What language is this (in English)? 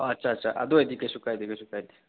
Manipuri